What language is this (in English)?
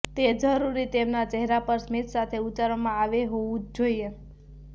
Gujarati